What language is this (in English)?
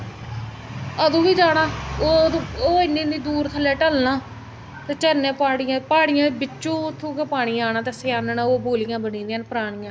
Dogri